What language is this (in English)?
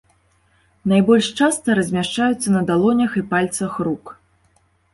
Belarusian